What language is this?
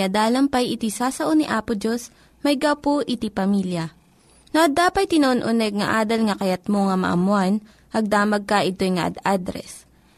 Filipino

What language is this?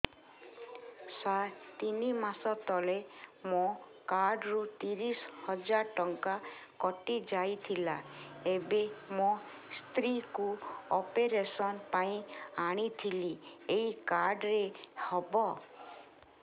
Odia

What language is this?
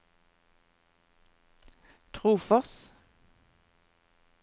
Norwegian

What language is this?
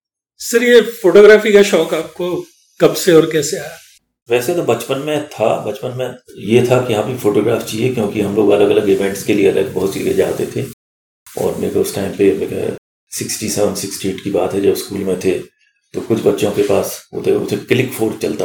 Hindi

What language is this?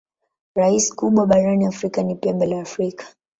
Swahili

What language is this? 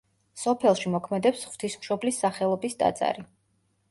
Georgian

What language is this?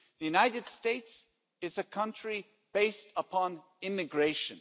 English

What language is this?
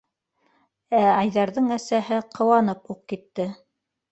Bashkir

